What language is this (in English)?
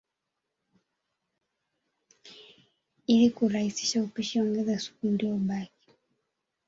Swahili